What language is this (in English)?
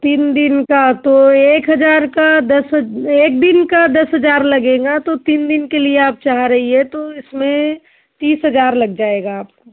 Hindi